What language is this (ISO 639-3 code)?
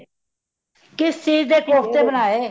pan